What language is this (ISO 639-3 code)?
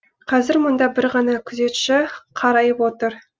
kaz